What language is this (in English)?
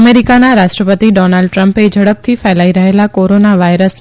Gujarati